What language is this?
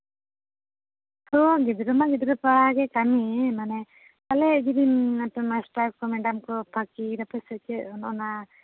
Santali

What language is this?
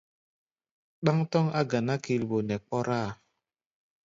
Gbaya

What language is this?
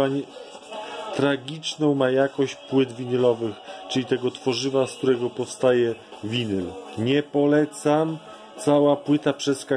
Polish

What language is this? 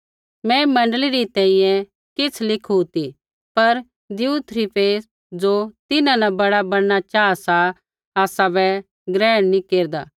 Kullu Pahari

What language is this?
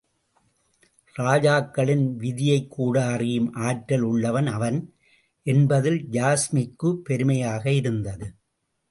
Tamil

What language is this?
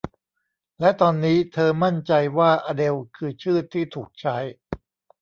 Thai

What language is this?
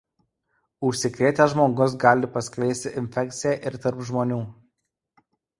Lithuanian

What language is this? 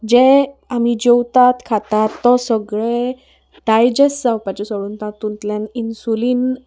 Konkani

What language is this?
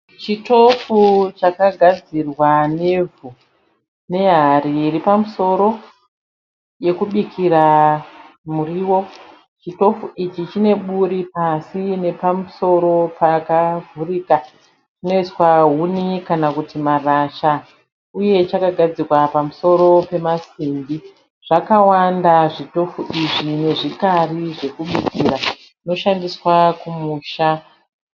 Shona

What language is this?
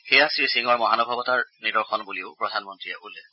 Assamese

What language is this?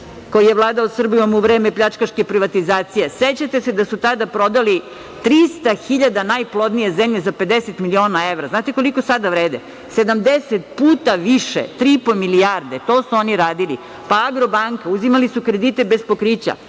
Serbian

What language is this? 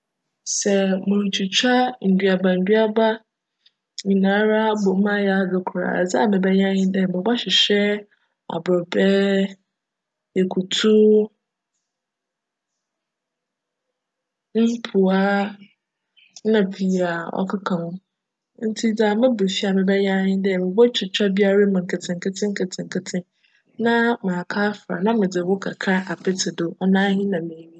Akan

